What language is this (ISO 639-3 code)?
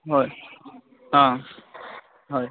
asm